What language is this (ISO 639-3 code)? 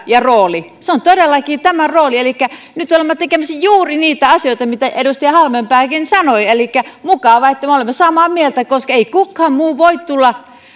fin